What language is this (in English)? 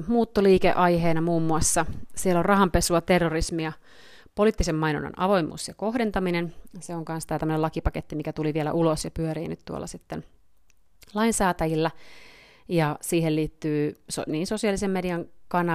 Finnish